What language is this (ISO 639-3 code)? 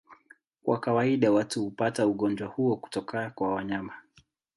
swa